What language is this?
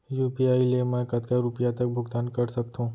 Chhattisgarhi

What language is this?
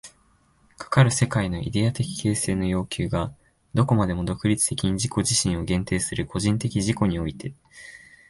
Japanese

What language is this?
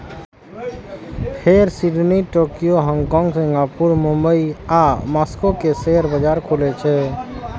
Maithili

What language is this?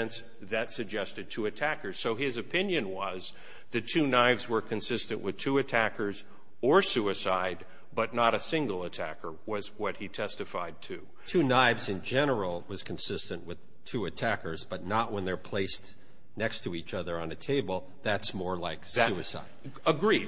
English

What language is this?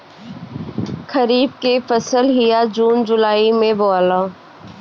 Bhojpuri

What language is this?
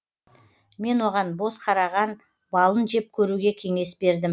Kazakh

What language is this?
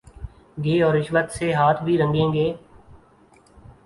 Urdu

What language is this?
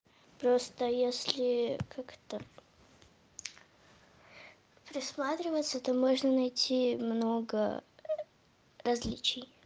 Russian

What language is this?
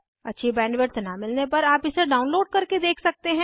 Hindi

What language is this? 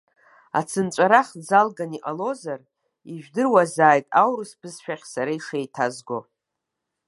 Abkhazian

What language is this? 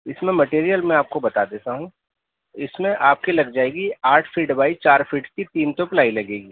Urdu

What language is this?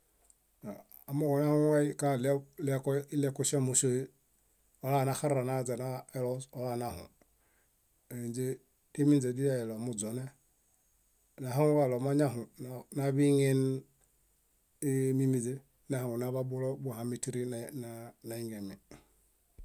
Bayot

